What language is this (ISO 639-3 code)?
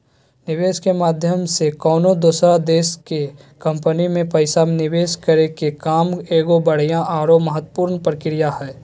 mag